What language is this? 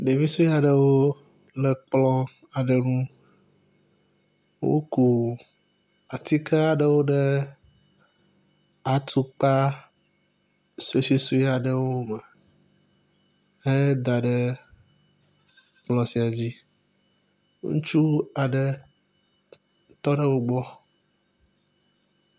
Ewe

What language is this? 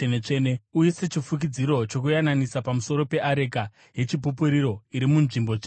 Shona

